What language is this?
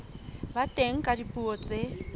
Southern Sotho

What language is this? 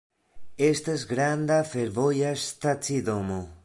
Esperanto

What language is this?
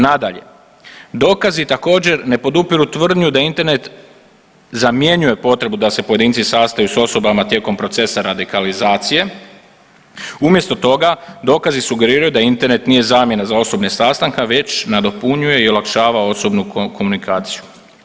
Croatian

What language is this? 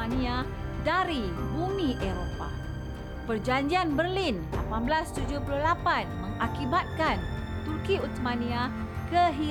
Malay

